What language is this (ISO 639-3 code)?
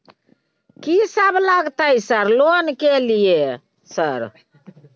mai